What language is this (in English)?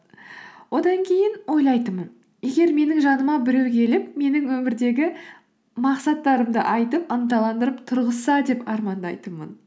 Kazakh